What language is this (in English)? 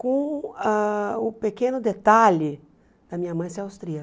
Portuguese